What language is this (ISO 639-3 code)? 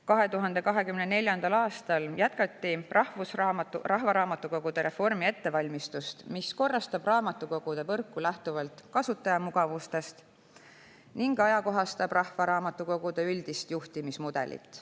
est